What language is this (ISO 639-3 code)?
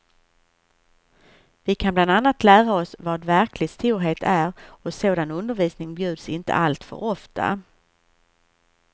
swe